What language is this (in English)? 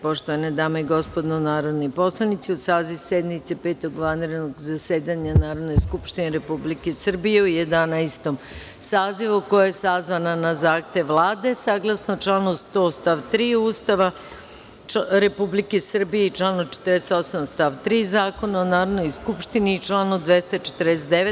Serbian